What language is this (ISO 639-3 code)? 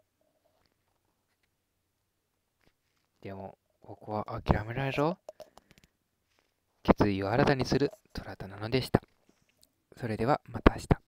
jpn